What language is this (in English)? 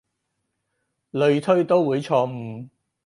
Cantonese